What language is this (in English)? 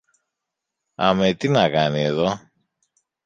Greek